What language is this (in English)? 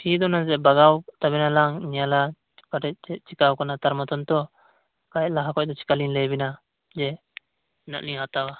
Santali